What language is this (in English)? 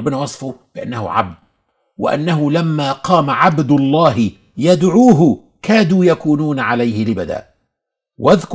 Arabic